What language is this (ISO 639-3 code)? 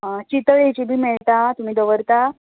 kok